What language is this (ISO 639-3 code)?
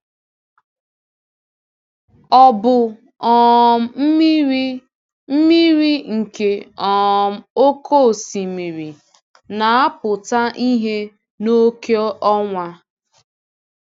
ibo